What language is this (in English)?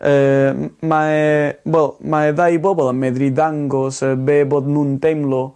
Welsh